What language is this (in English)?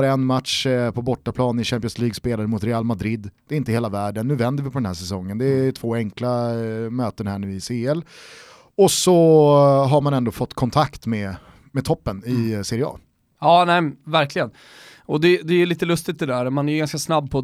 Swedish